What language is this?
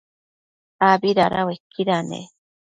Matsés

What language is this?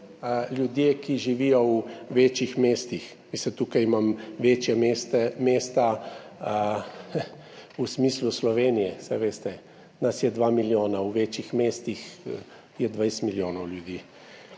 Slovenian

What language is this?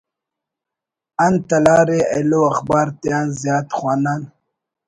Brahui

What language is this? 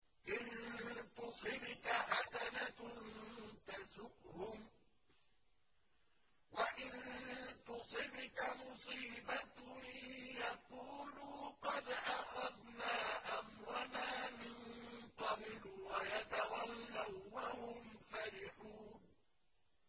Arabic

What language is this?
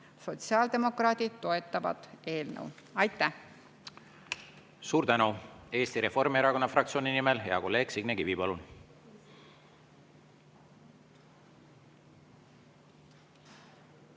Estonian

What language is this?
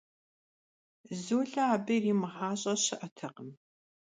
Kabardian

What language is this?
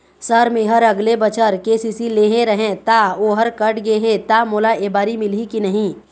Chhattisgarhi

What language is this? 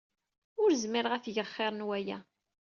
Kabyle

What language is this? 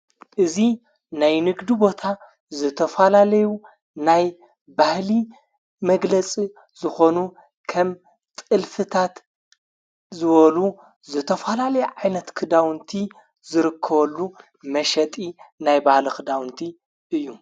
Tigrinya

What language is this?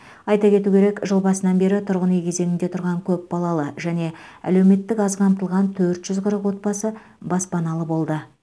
Kazakh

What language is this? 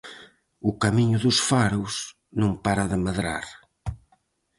Galician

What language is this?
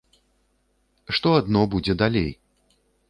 Belarusian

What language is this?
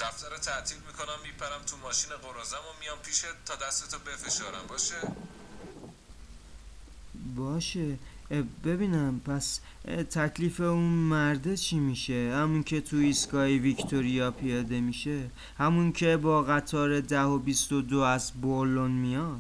Persian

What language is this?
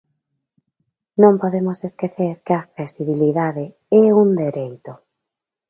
Galician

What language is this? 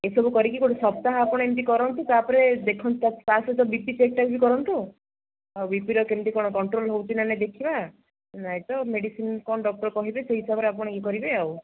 Odia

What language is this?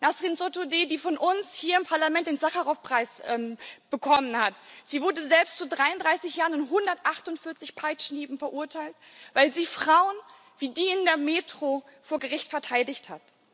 German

